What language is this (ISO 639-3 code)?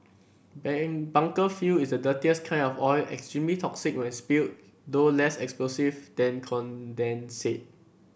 eng